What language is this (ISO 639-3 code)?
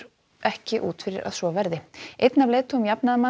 isl